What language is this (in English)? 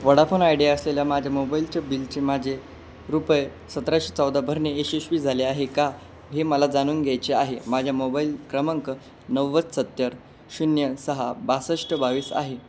Marathi